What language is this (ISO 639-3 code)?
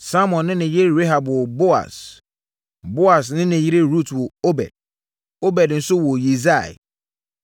aka